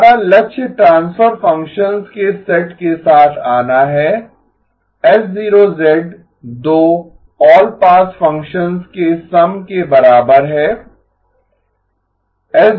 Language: Hindi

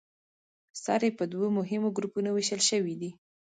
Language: Pashto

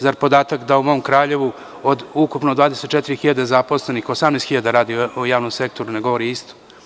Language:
Serbian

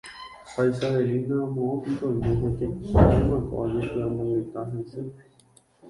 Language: Guarani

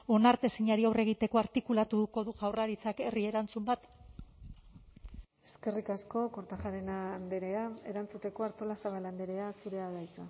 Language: Basque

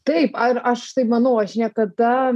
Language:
Lithuanian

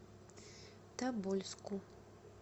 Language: Russian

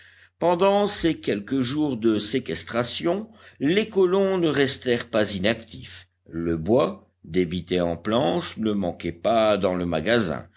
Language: French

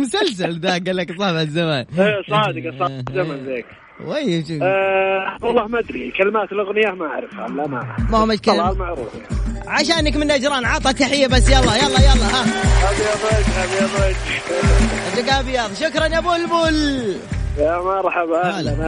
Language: Arabic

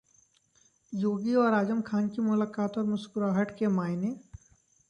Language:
Hindi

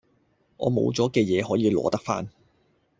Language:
Cantonese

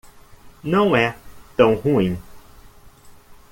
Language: Portuguese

